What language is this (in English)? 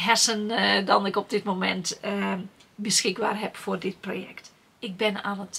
Dutch